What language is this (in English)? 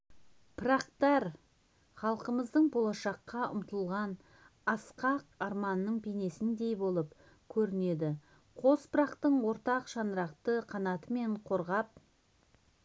Kazakh